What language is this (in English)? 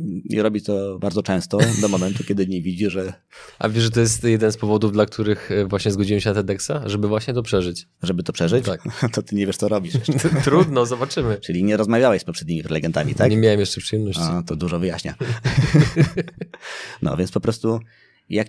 Polish